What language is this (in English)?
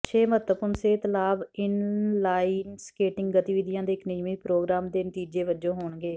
Punjabi